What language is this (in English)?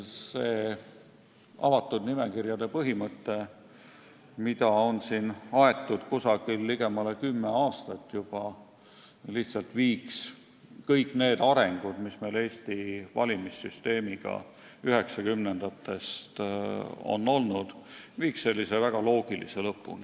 Estonian